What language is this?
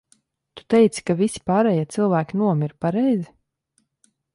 Latvian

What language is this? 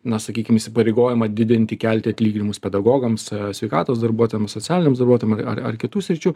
Lithuanian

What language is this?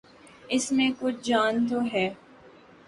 Urdu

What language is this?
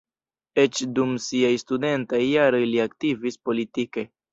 Esperanto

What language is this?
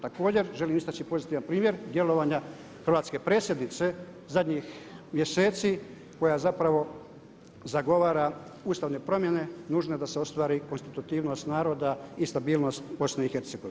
Croatian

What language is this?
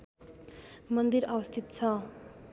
Nepali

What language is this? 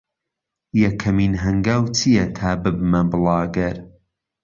Central Kurdish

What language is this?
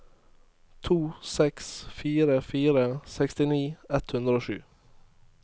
Norwegian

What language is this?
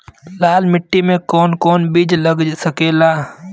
Bhojpuri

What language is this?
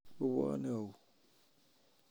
Kalenjin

